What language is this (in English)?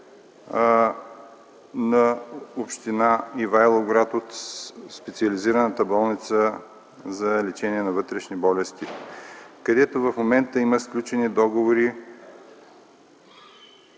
Bulgarian